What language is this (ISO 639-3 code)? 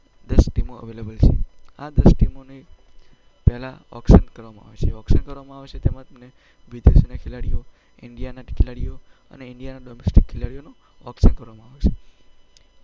guj